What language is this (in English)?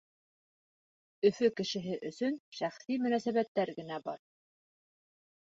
Bashkir